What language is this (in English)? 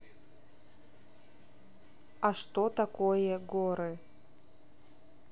Russian